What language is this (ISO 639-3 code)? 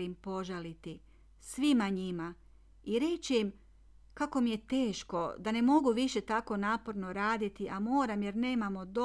hrv